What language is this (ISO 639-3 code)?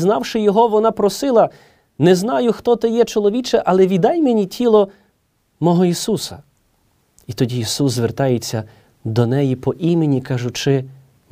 ukr